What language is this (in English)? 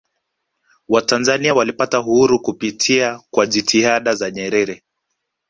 Swahili